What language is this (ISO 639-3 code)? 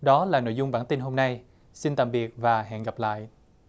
vie